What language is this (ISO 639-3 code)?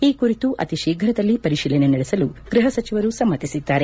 kan